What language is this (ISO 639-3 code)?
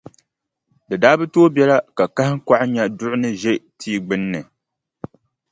dag